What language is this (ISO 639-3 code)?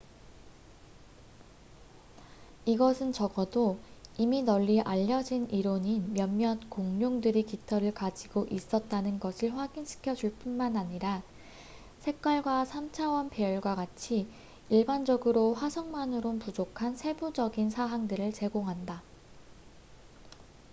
kor